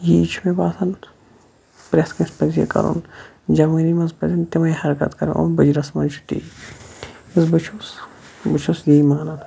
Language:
Kashmiri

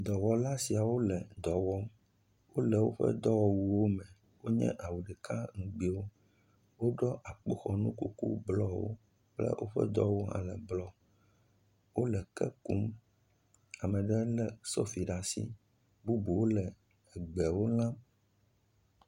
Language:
Ewe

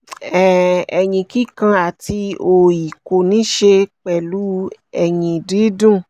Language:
Yoruba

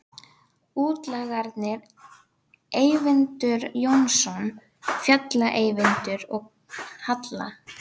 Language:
Icelandic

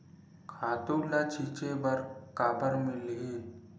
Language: Chhattisgarhi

